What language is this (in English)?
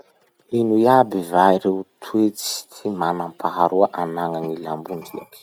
Masikoro Malagasy